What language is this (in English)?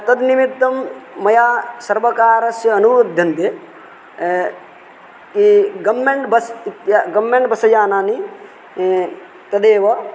Sanskrit